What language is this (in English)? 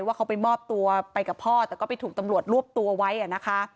Thai